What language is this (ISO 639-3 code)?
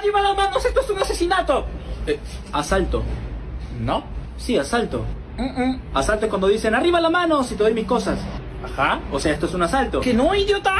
spa